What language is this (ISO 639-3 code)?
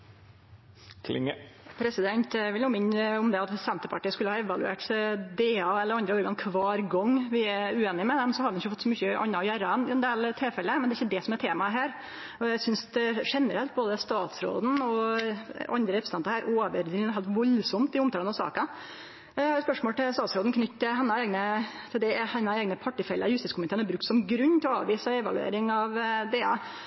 nno